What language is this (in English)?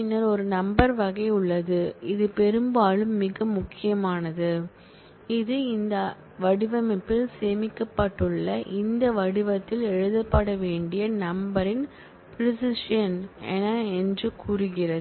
Tamil